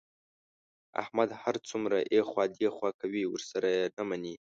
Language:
Pashto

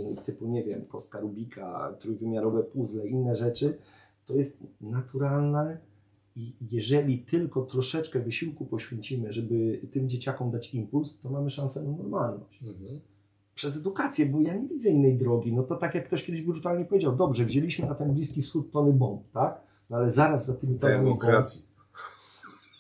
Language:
Polish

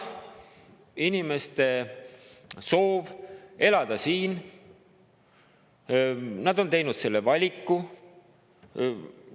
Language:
Estonian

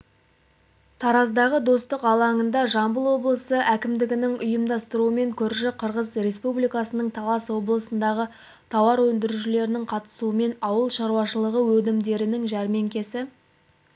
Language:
Kazakh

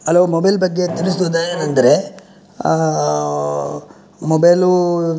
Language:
Kannada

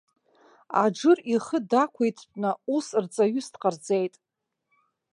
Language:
Abkhazian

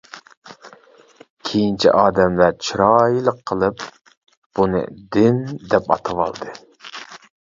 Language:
Uyghur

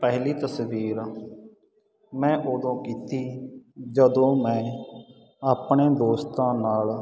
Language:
Punjabi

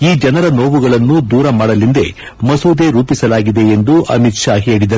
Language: Kannada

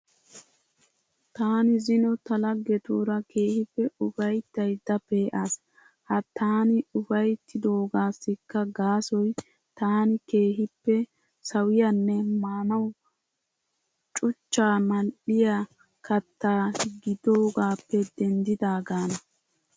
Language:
Wolaytta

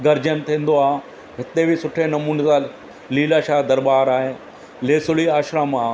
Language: Sindhi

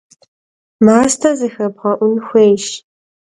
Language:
Kabardian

